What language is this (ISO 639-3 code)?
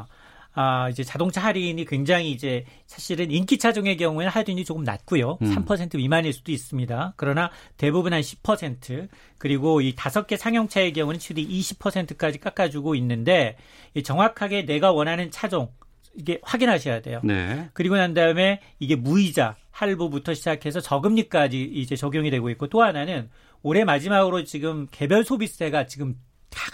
kor